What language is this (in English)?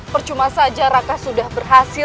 Indonesian